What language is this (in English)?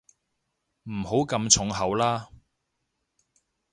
Cantonese